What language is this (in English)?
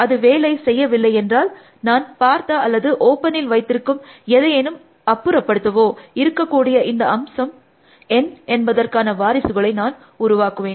Tamil